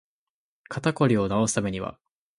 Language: Japanese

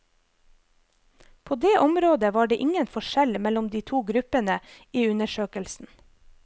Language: Norwegian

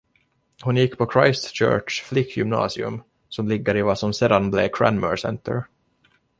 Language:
Swedish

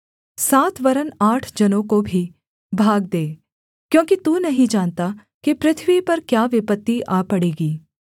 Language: Hindi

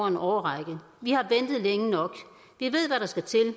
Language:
Danish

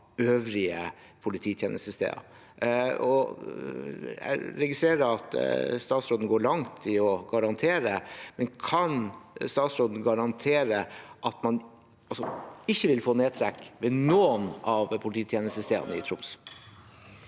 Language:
Norwegian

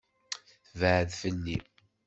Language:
Kabyle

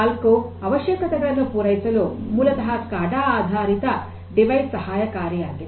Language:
Kannada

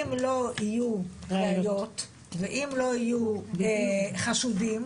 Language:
Hebrew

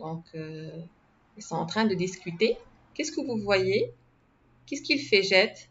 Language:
French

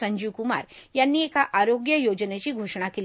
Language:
Marathi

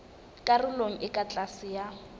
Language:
Southern Sotho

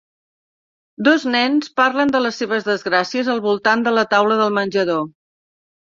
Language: Catalan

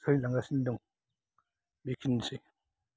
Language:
Bodo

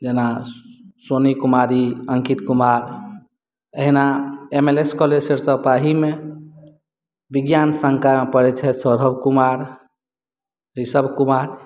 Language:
Maithili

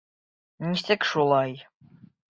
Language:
Bashkir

